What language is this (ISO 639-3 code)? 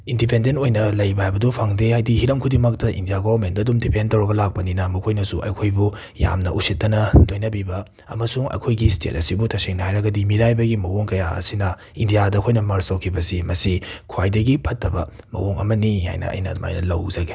mni